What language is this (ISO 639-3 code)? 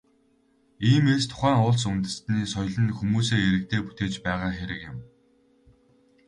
mon